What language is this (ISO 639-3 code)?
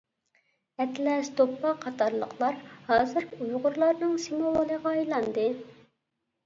uig